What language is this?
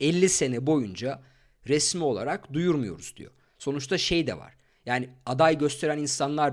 Turkish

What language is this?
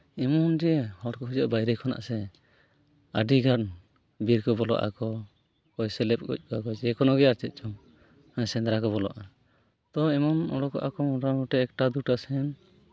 Santali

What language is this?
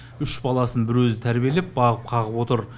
Kazakh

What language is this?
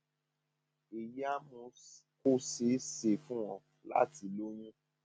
Yoruba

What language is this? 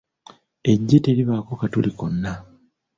Ganda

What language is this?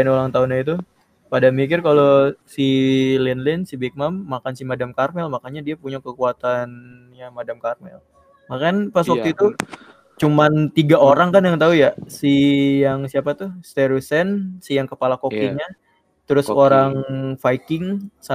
Indonesian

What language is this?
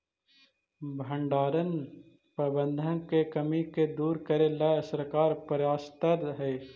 Magahi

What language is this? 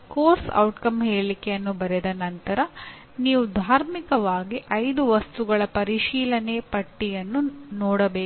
Kannada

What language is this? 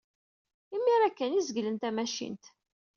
Kabyle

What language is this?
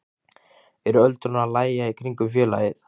Icelandic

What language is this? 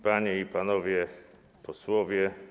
Polish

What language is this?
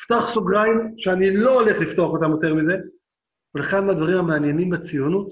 Hebrew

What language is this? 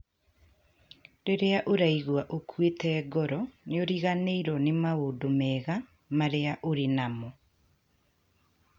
Kikuyu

